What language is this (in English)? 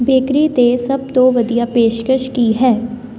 Punjabi